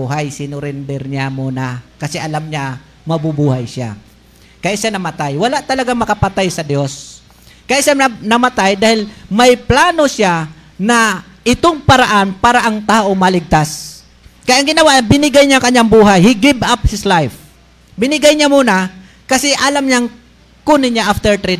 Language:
Filipino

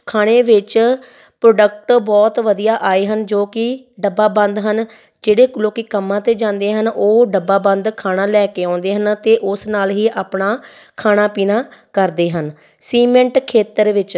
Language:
Punjabi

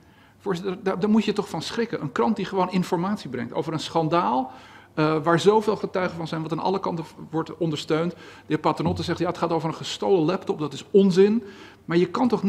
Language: Dutch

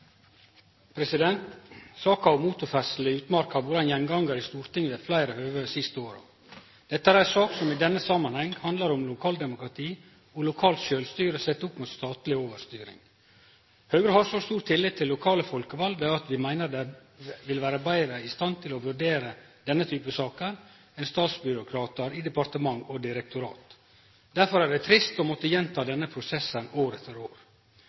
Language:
Norwegian Nynorsk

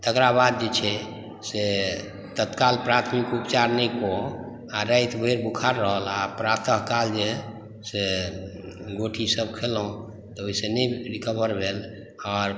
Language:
Maithili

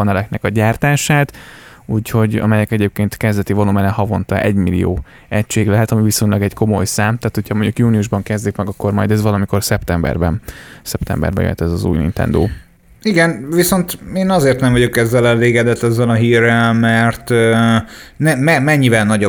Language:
Hungarian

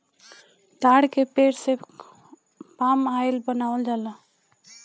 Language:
Bhojpuri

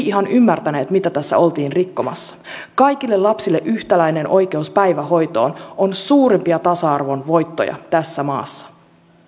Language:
Finnish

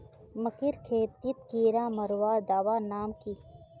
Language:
Magahi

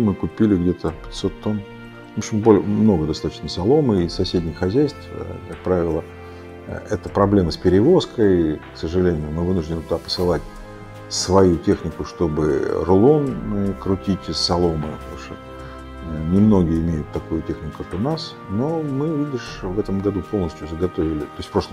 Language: Russian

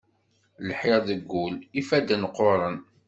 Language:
Kabyle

